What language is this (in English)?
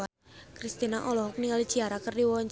Sundanese